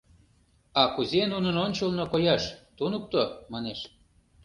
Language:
Mari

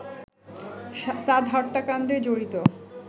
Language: Bangla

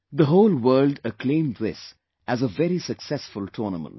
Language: English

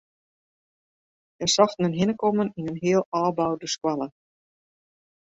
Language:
Western Frisian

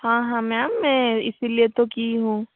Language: Hindi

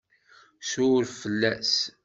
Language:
Kabyle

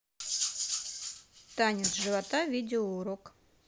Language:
Russian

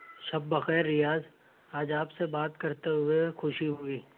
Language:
Urdu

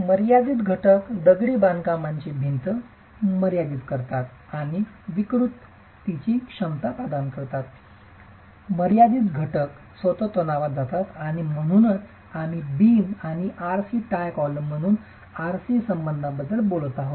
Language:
Marathi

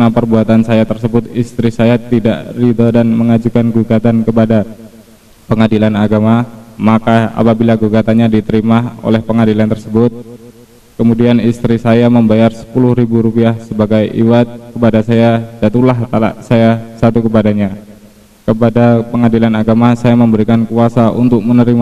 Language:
Indonesian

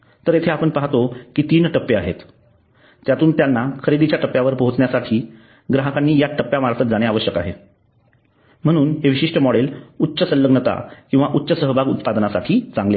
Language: Marathi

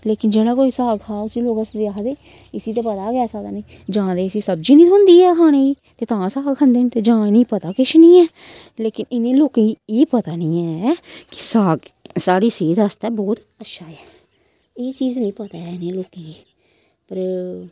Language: Dogri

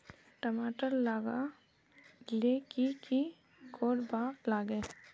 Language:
Magahi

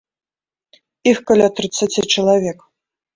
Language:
Belarusian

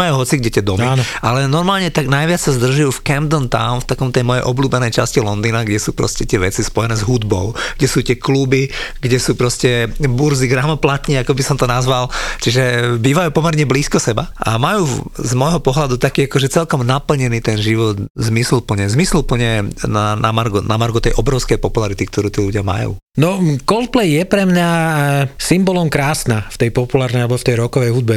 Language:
Slovak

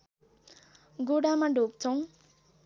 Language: Nepali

